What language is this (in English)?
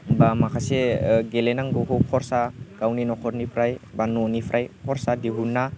Bodo